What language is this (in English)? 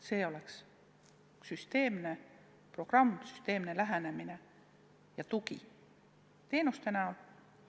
Estonian